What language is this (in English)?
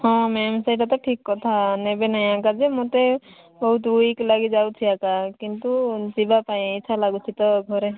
Odia